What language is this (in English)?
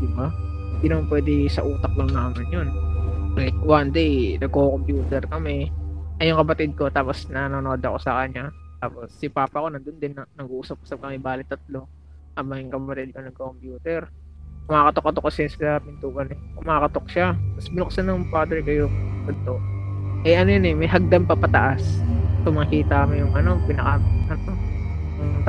Filipino